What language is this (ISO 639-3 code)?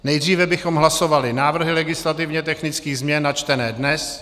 ces